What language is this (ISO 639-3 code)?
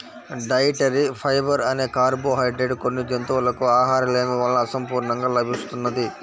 tel